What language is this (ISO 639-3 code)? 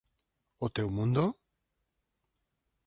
glg